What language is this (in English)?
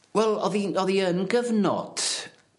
Welsh